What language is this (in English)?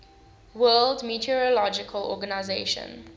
English